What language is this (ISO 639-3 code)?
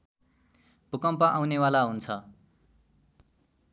nep